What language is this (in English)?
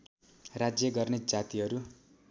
Nepali